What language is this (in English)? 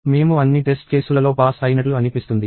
Telugu